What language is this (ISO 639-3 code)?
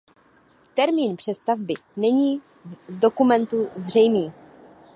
ces